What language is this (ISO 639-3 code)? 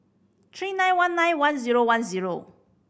eng